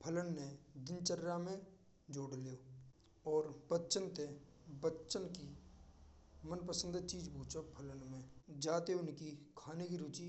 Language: Braj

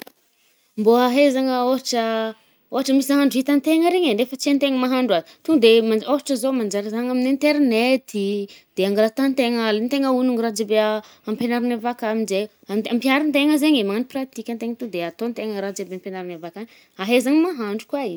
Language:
Northern Betsimisaraka Malagasy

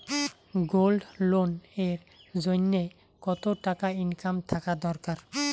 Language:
Bangla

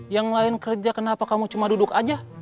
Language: Indonesian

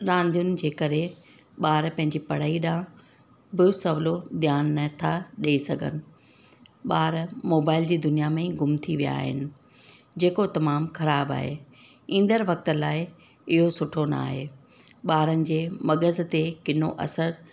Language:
Sindhi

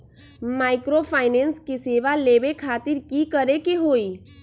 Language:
Magahi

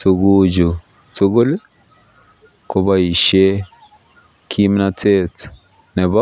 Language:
Kalenjin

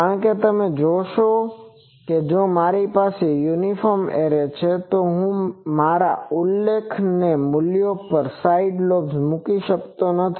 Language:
Gujarati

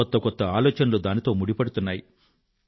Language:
Telugu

